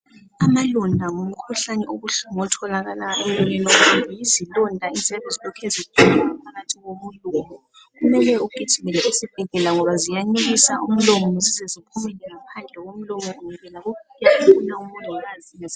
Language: North Ndebele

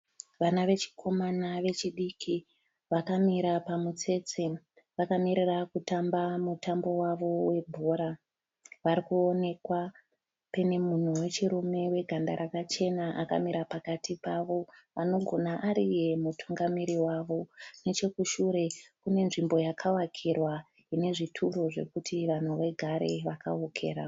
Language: Shona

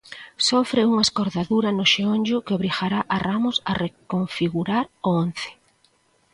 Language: Galician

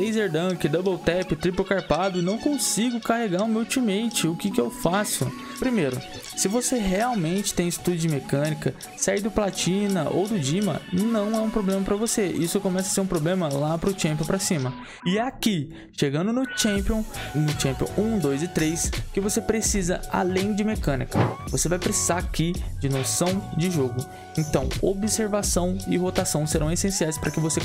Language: Portuguese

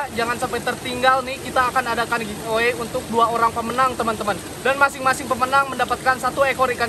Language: Indonesian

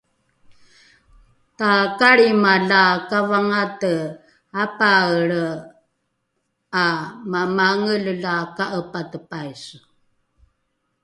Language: Rukai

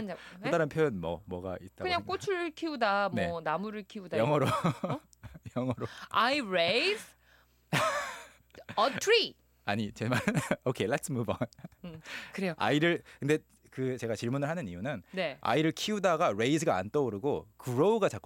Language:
Korean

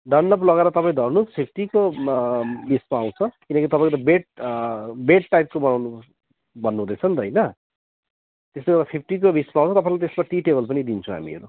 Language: Nepali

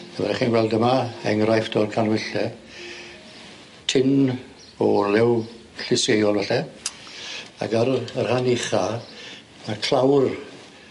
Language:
Welsh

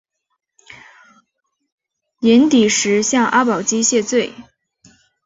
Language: Chinese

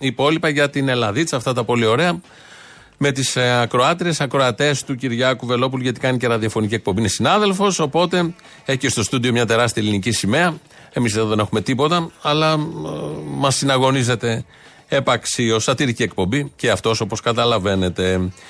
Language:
Greek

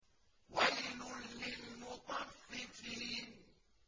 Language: Arabic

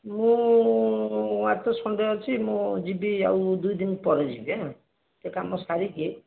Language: Odia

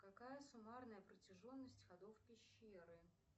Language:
Russian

